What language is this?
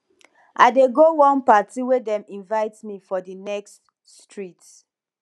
Nigerian Pidgin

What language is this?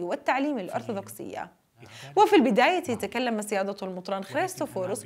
Arabic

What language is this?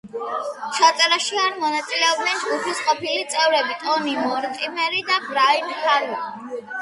Georgian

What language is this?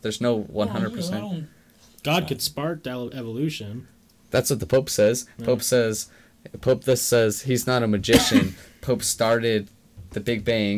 English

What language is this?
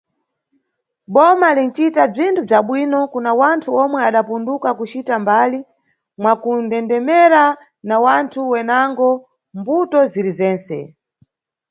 Nyungwe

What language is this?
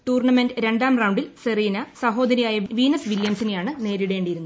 Malayalam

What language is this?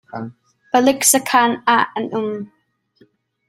Hakha Chin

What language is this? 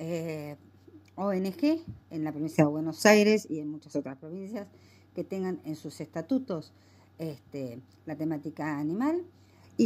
Spanish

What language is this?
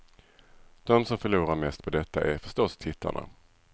Swedish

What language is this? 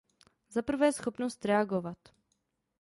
Czech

